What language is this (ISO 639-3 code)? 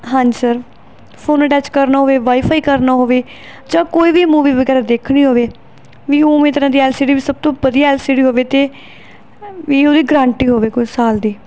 pan